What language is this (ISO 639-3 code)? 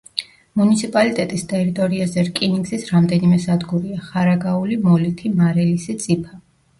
kat